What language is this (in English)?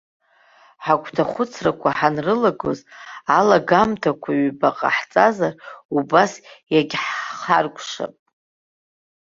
Abkhazian